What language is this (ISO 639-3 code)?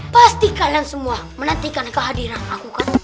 ind